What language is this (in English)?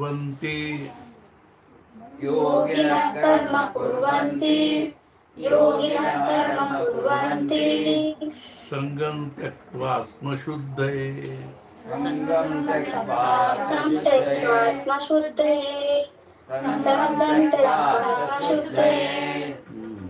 Kannada